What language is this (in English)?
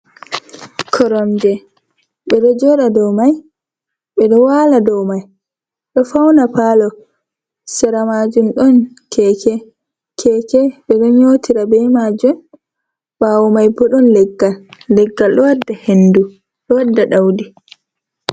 Fula